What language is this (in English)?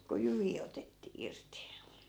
Finnish